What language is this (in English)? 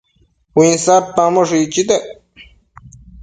Matsés